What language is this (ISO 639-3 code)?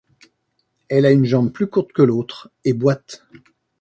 fra